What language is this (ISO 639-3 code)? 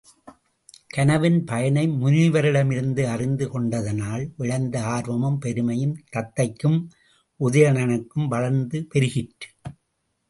tam